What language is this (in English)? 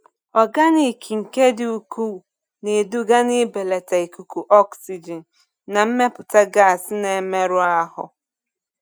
Igbo